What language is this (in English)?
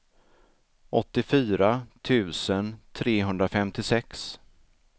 Swedish